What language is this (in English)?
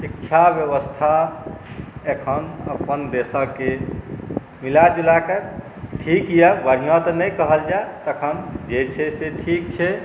Maithili